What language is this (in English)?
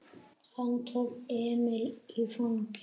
Icelandic